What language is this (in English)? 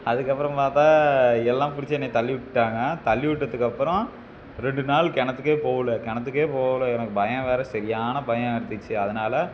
Tamil